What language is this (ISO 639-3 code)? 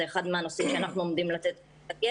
heb